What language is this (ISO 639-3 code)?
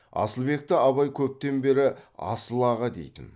kaz